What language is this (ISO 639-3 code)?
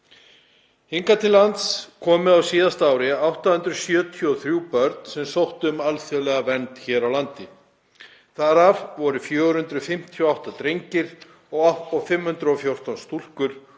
isl